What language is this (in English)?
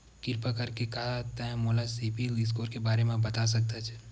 Chhattisgarhi